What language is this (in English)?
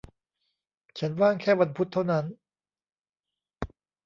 Thai